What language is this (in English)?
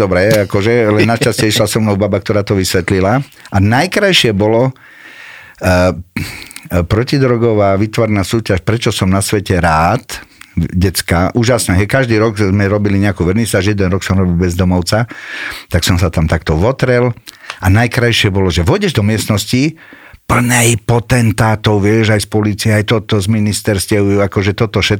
Slovak